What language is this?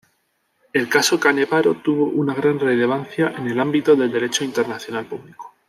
Spanish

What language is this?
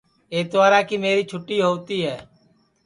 Sansi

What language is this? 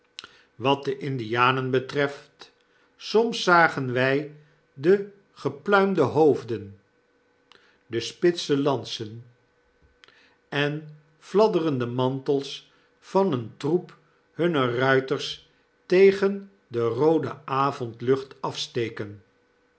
Dutch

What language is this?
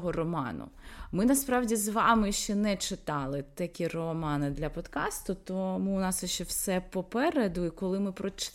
Ukrainian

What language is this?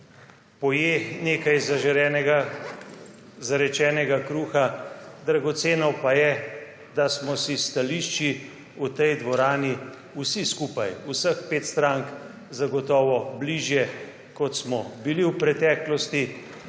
Slovenian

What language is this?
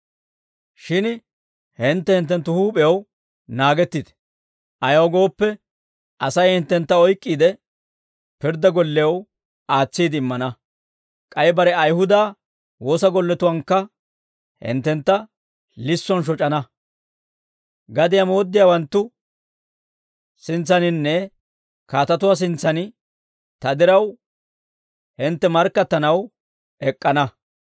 Dawro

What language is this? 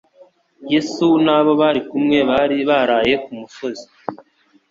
Kinyarwanda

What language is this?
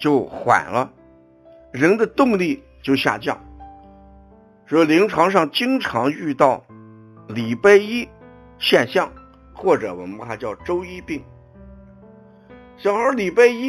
Chinese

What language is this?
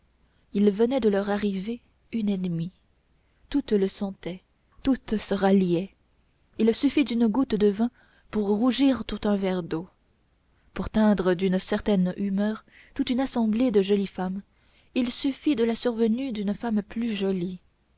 French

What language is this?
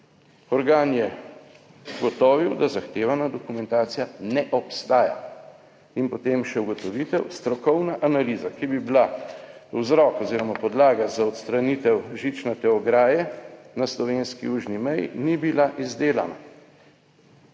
Slovenian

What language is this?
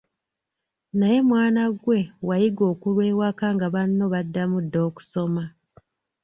Ganda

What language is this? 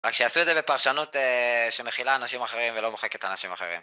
Hebrew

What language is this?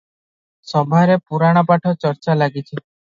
Odia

